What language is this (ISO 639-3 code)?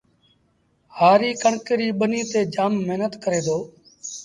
sbn